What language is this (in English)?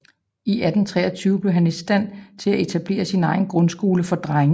Danish